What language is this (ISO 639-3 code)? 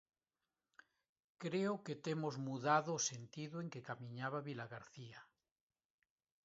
glg